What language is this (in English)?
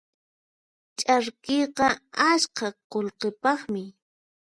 Puno Quechua